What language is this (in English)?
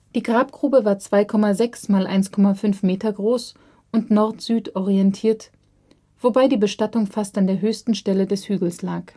German